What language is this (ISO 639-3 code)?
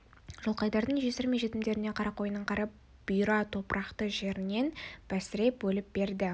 kaz